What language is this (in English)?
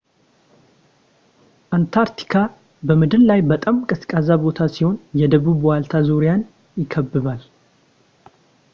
Amharic